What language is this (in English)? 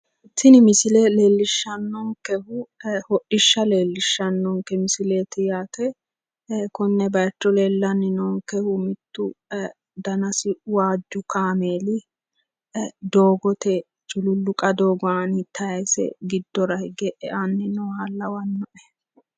Sidamo